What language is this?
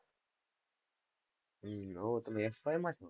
Gujarati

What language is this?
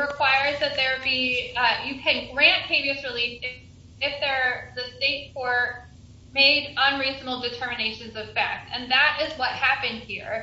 English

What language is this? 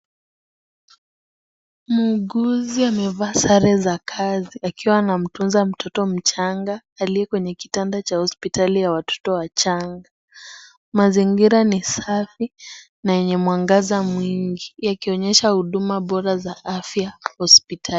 Swahili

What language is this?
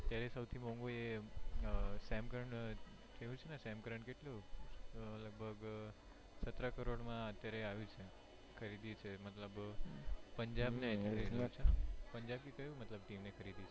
Gujarati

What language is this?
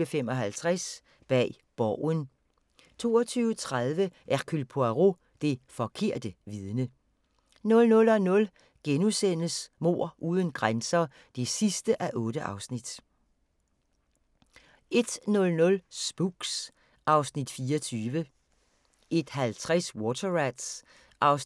Danish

